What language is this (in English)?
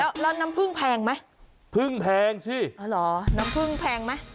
Thai